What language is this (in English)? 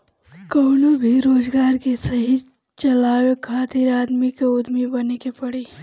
Bhojpuri